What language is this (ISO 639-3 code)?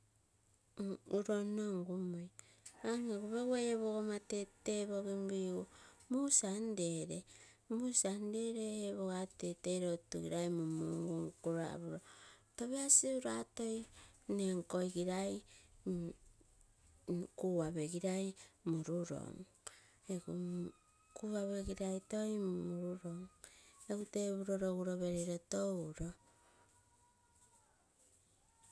buo